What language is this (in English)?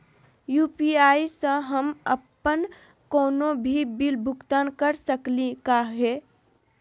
Magahi